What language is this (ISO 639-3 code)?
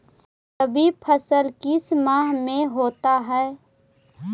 mag